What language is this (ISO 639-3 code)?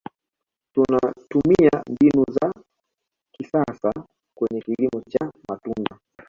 swa